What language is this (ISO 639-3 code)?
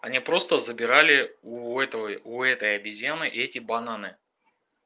rus